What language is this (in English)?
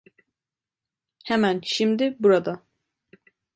Turkish